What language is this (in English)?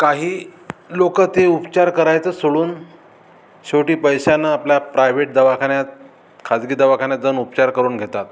Marathi